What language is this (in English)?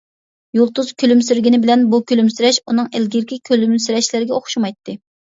Uyghur